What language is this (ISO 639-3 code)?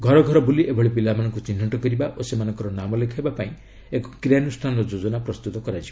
ori